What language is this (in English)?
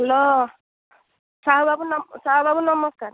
Odia